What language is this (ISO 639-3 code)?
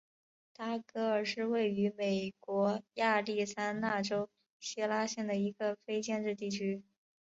zho